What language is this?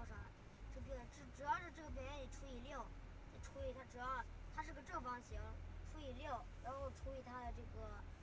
Chinese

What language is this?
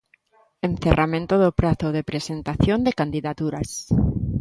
Galician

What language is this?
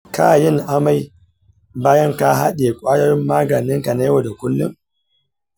Hausa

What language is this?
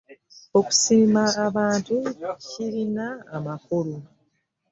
Ganda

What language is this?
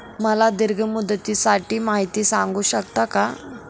Marathi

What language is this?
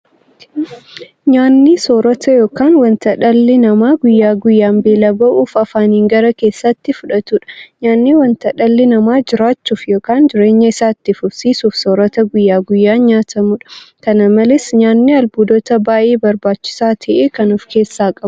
Oromo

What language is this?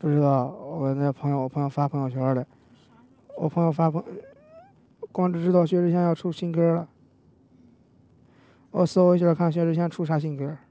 Chinese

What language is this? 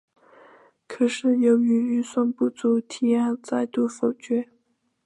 Chinese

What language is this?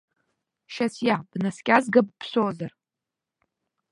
Abkhazian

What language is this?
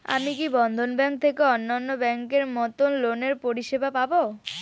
Bangla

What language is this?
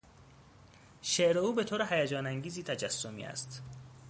Persian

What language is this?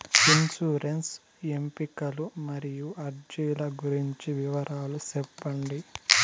Telugu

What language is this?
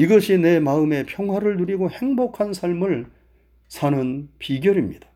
Korean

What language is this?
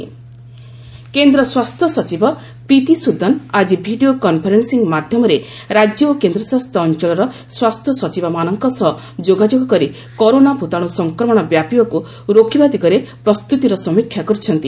Odia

